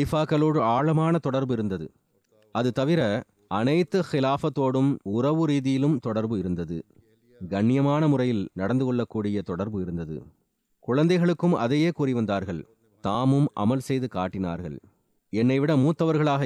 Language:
Tamil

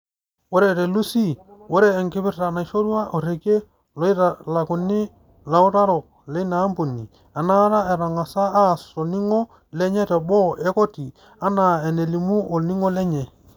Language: Masai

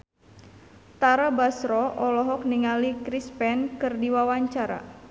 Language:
Sundanese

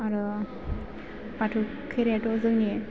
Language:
Bodo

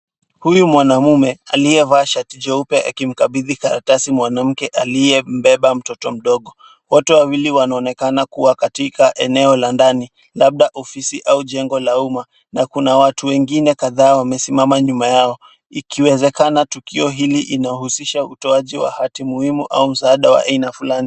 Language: Swahili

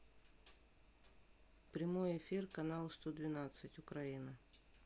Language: Russian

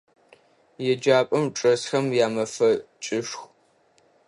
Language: Adyghe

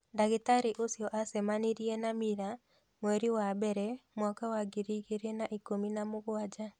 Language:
Kikuyu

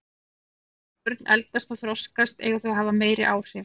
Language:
Icelandic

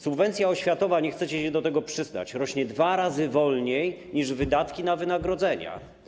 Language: Polish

